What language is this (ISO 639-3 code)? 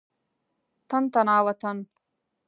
pus